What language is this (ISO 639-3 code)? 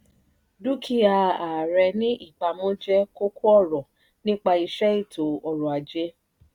yor